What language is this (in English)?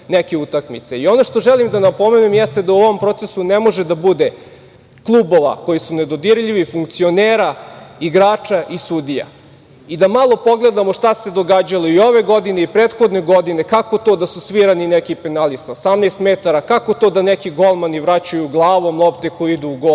Serbian